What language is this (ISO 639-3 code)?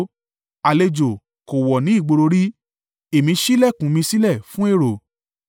yor